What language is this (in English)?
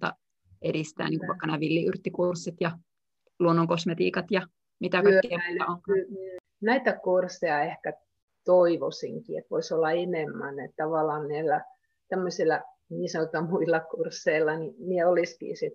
Finnish